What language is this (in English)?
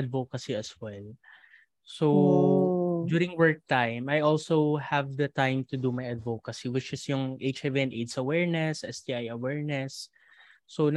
Filipino